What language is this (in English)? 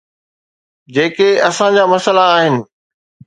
Sindhi